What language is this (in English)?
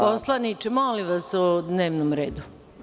Serbian